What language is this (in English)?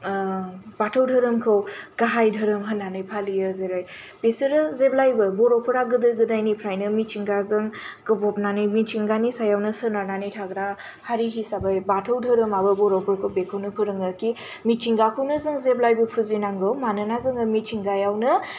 Bodo